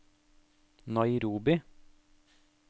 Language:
Norwegian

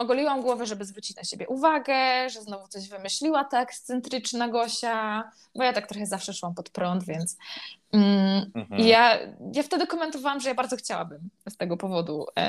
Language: Polish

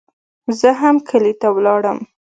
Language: Pashto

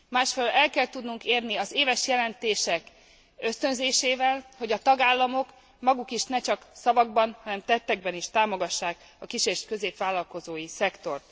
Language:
Hungarian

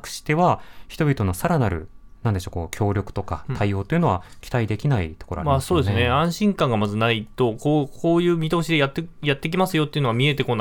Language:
Japanese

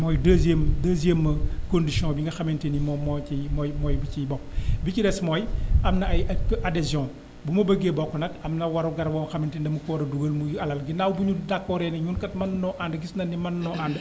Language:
Wolof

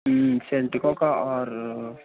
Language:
Telugu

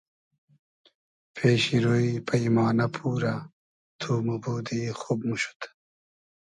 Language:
Hazaragi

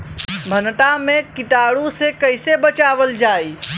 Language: Bhojpuri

